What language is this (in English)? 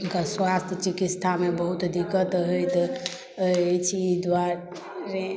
Maithili